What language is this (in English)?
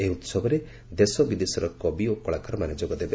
Odia